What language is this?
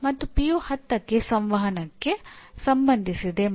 Kannada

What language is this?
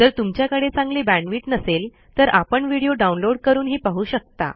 Marathi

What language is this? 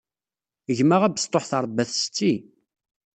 Kabyle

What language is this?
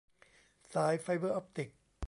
Thai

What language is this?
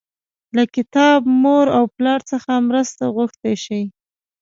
Pashto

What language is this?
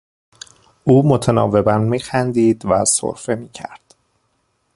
Persian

